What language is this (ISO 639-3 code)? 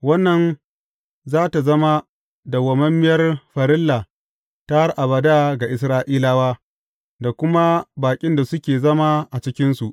hau